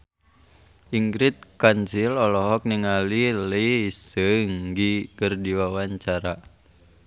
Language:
Sundanese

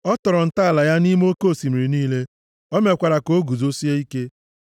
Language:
Igbo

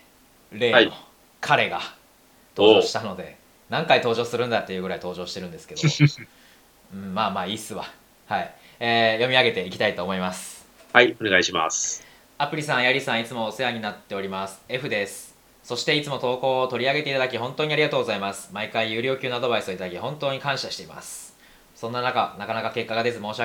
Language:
Japanese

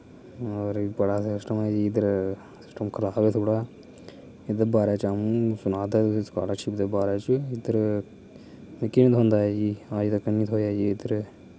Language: Dogri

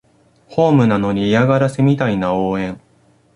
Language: Japanese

